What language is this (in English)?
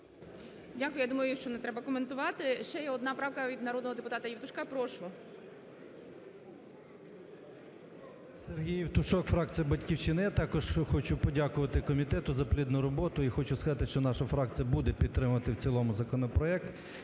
Ukrainian